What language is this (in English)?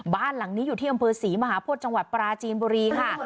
Thai